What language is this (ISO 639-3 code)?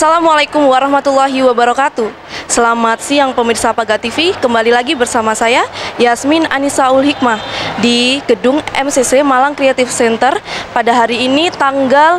ind